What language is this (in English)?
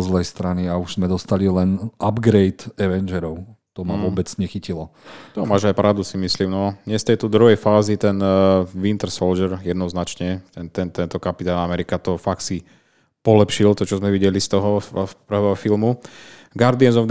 Slovak